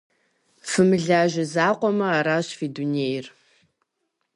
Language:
Kabardian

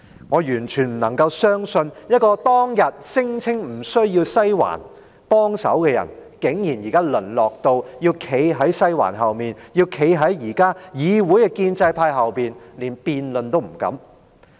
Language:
Cantonese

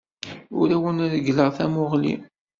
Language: Kabyle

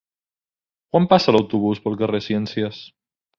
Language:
Catalan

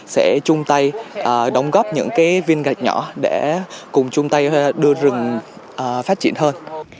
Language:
Vietnamese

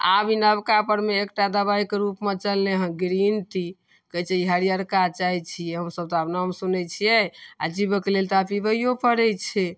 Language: Maithili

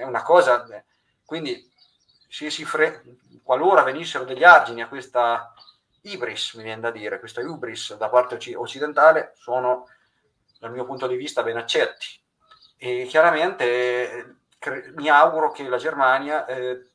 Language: Italian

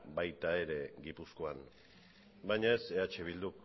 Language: Basque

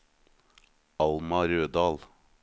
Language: Norwegian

